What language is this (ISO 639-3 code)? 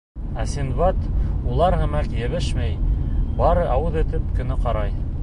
bak